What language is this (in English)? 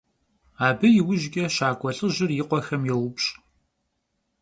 Kabardian